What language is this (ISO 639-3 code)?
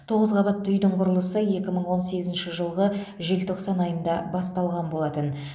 kaz